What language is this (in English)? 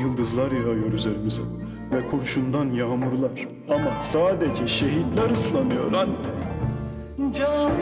Turkish